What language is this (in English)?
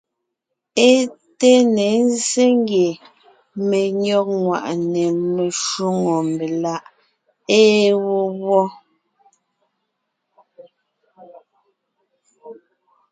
Ngiemboon